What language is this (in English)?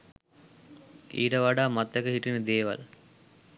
Sinhala